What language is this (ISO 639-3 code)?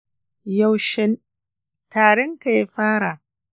hau